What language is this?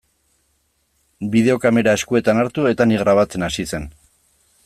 Basque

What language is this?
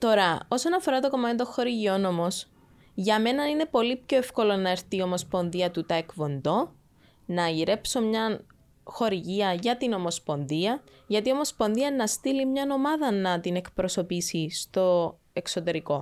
Greek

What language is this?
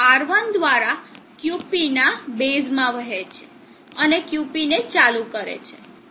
Gujarati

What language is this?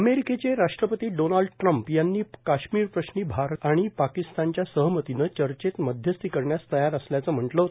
Marathi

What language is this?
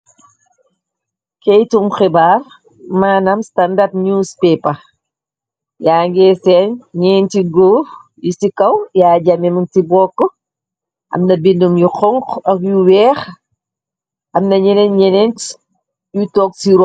Wolof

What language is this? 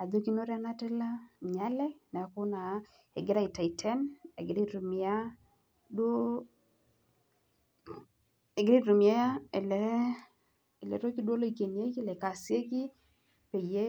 Masai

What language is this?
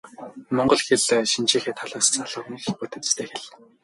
Mongolian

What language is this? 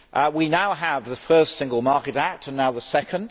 English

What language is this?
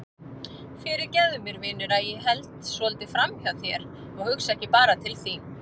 Icelandic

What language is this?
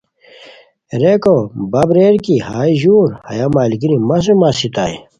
Khowar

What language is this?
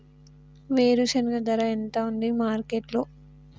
Telugu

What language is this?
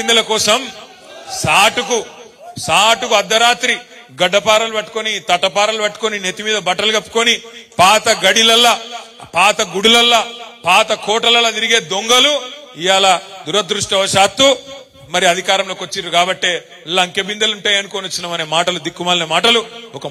Telugu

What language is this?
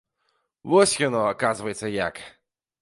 Belarusian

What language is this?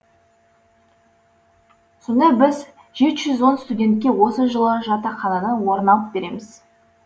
Kazakh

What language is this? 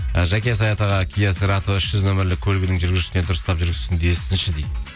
Kazakh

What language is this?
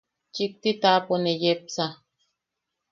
Yaqui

